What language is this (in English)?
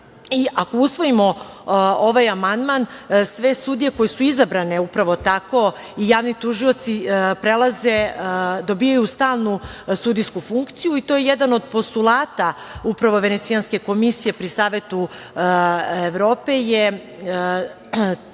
Serbian